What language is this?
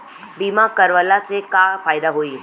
Bhojpuri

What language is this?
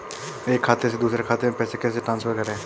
Hindi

